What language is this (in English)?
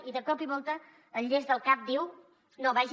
Catalan